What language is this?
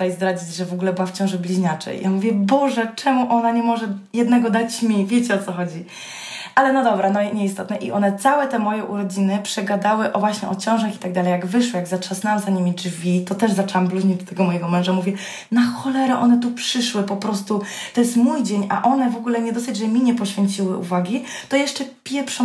Polish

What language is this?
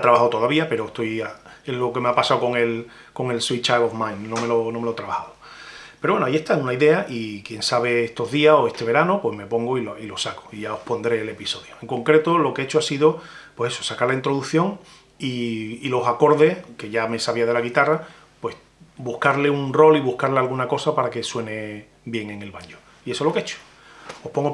Spanish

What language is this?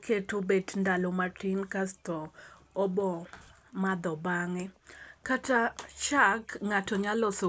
Luo (Kenya and Tanzania)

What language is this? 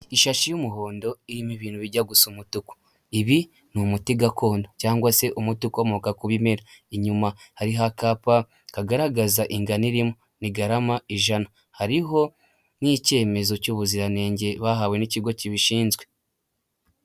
Kinyarwanda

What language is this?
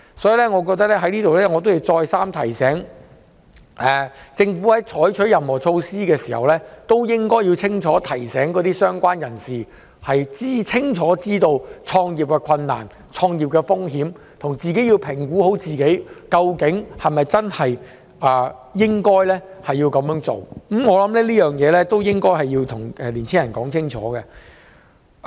Cantonese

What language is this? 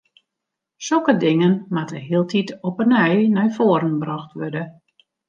Western Frisian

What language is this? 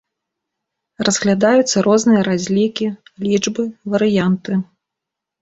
Belarusian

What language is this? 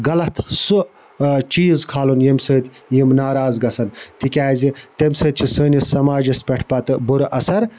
Kashmiri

